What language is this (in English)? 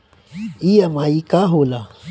Bhojpuri